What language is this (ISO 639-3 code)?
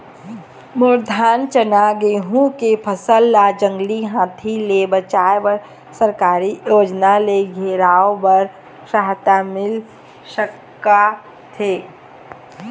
hne